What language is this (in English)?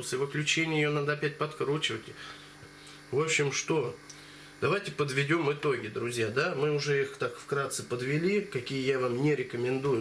Russian